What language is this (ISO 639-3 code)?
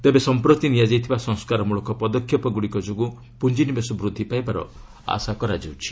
ori